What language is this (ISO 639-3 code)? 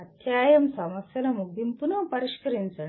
tel